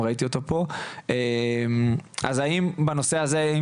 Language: Hebrew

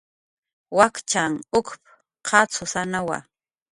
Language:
Jaqaru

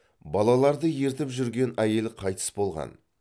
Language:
Kazakh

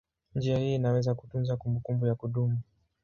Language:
Swahili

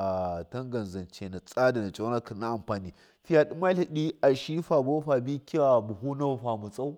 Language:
Miya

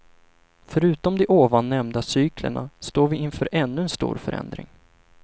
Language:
Swedish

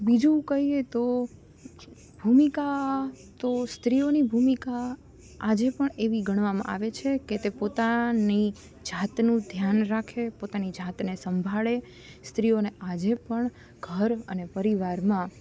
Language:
Gujarati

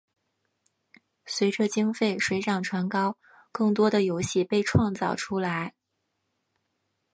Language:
Chinese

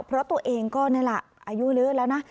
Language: Thai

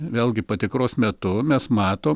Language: Lithuanian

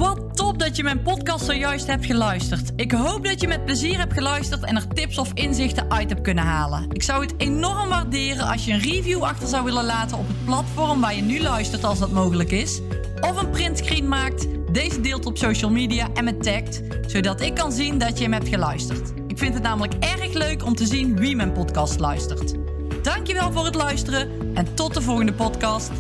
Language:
Dutch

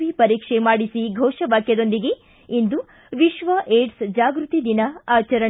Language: Kannada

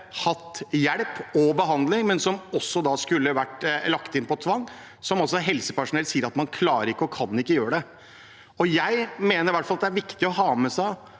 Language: Norwegian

